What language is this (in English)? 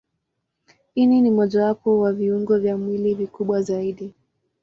Swahili